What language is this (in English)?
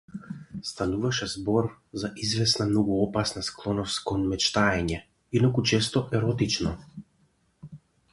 Macedonian